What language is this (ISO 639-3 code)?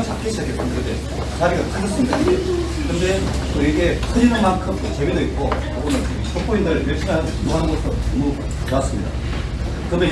kor